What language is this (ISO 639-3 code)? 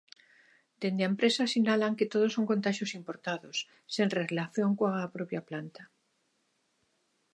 glg